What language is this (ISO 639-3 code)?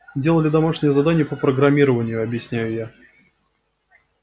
rus